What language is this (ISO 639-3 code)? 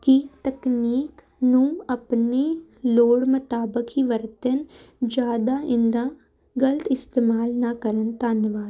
pan